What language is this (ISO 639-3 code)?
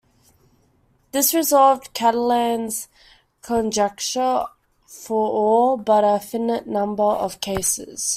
eng